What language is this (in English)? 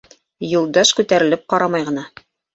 Bashkir